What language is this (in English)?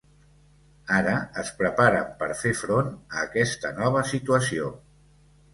Catalan